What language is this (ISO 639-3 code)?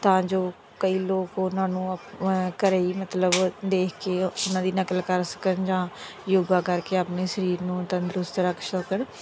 pan